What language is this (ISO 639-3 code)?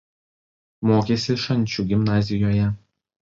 lit